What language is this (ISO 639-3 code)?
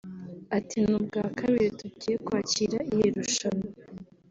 kin